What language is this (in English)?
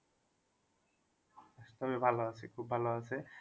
Bangla